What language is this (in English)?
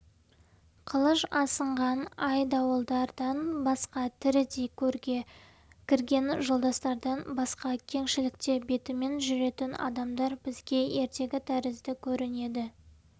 Kazakh